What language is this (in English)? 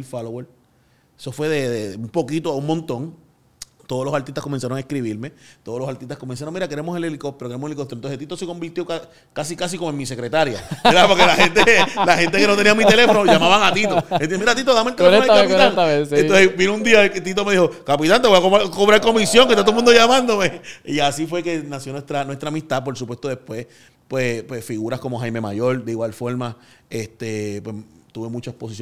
Spanish